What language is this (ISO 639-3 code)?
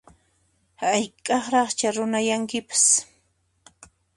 qxp